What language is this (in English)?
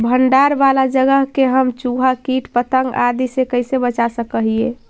Magahi